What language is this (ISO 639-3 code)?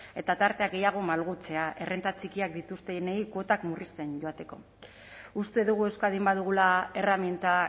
eus